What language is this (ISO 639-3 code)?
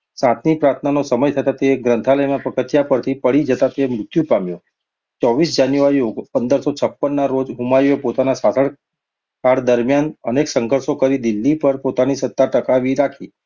guj